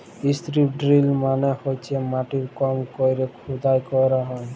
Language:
Bangla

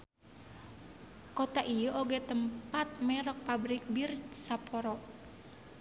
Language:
Sundanese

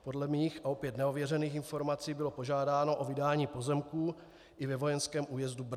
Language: Czech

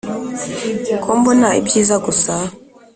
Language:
Kinyarwanda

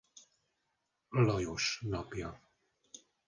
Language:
Hungarian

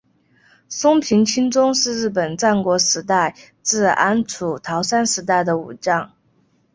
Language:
Chinese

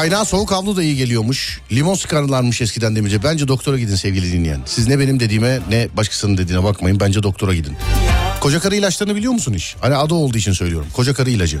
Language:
Turkish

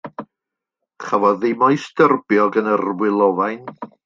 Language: Welsh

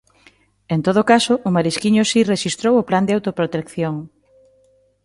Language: Galician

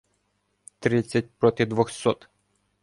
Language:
Ukrainian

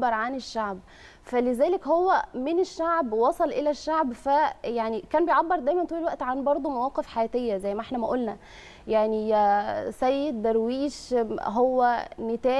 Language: Arabic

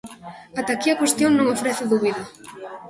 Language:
Galician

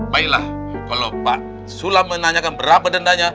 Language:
Indonesian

